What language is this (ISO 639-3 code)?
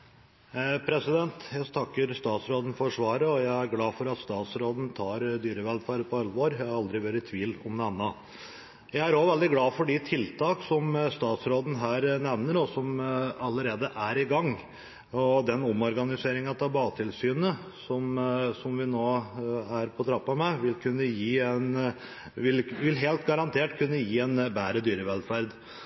nob